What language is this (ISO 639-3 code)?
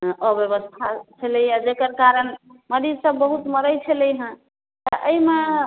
mai